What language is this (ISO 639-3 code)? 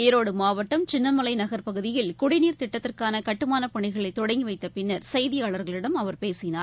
tam